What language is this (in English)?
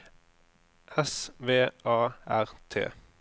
Norwegian